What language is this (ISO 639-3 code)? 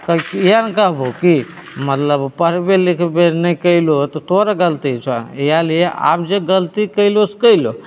mai